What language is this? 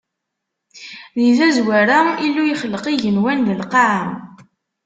Kabyle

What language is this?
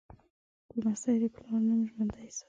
Pashto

